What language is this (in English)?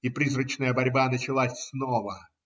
Russian